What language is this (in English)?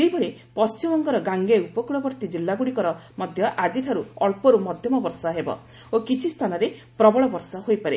Odia